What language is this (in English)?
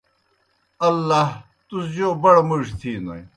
Kohistani Shina